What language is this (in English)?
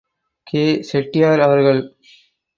Tamil